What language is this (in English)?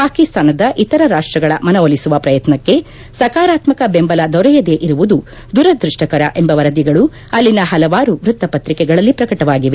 Kannada